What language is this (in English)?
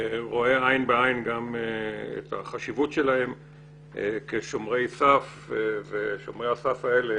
Hebrew